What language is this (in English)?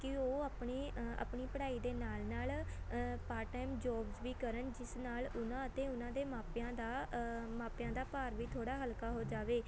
Punjabi